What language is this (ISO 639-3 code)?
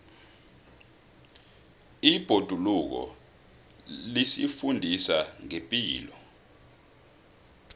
nbl